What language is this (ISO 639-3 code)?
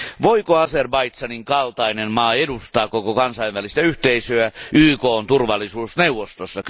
fin